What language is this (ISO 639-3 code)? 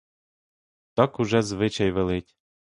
ukr